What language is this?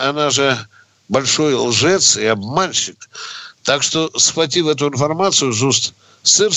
Russian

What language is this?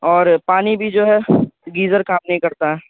Urdu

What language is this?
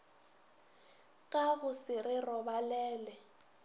Northern Sotho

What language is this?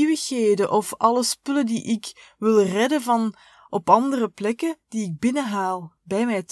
Dutch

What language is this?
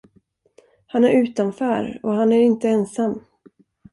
Swedish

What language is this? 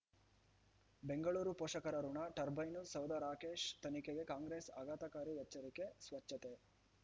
Kannada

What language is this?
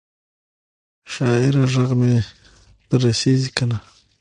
Pashto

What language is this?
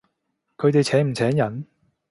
Cantonese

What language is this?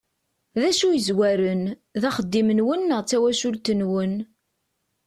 Kabyle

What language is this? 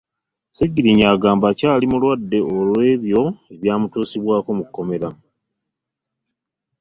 Ganda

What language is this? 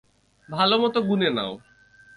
Bangla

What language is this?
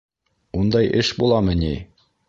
Bashkir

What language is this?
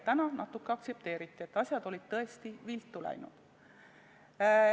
Estonian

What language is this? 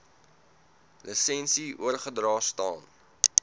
Afrikaans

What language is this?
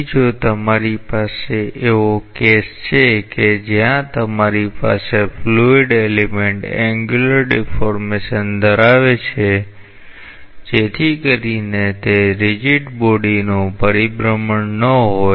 Gujarati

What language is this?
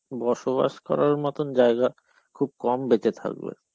Bangla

